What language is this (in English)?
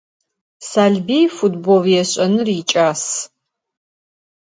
Adyghe